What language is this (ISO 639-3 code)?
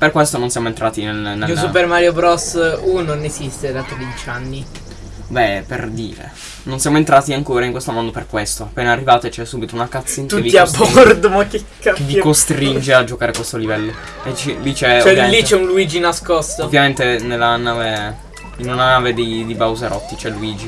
ita